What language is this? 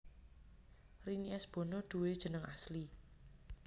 Javanese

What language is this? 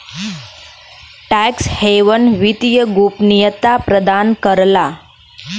Bhojpuri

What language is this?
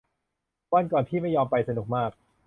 Thai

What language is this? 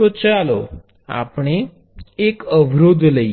Gujarati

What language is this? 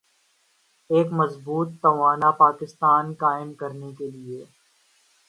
Urdu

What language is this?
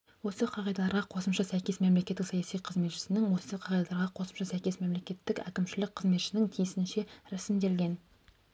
Kazakh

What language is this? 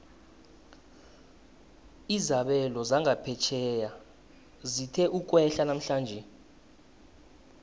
South Ndebele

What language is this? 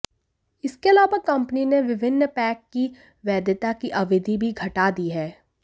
Hindi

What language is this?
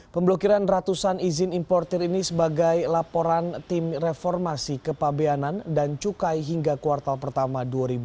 Indonesian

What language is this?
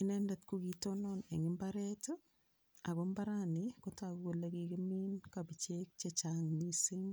Kalenjin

